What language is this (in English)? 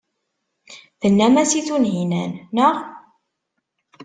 Kabyle